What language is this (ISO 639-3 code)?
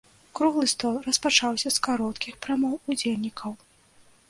bel